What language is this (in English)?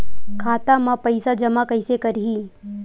Chhattisgarhi